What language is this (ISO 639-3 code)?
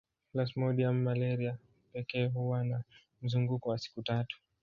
swa